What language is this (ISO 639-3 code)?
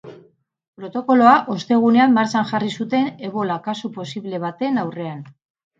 eus